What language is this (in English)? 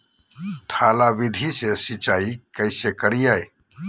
Magahi